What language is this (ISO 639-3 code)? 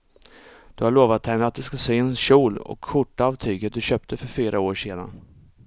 swe